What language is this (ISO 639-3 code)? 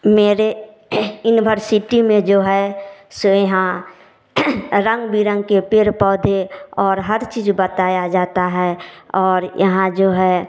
hin